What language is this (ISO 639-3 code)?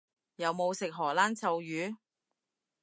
yue